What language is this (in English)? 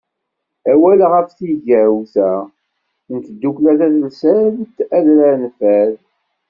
Kabyle